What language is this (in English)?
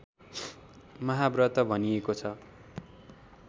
Nepali